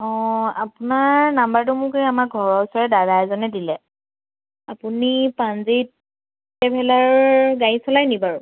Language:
Assamese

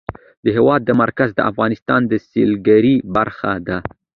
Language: Pashto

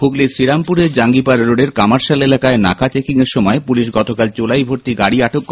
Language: Bangla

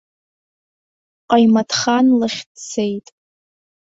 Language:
Abkhazian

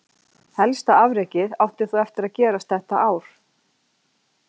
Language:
Icelandic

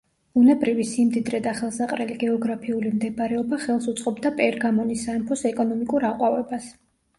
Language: Georgian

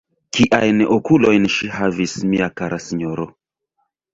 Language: Esperanto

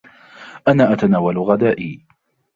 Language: Arabic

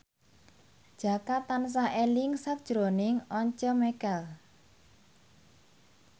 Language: Javanese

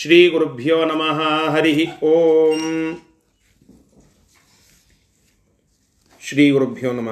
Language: Kannada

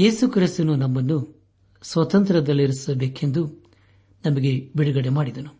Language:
Kannada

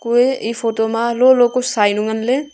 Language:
Wancho Naga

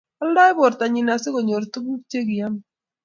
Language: Kalenjin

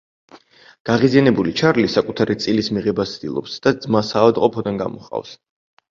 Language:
Georgian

